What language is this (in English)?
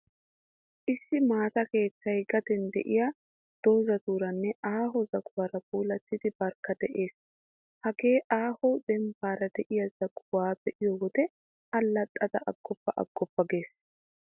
Wolaytta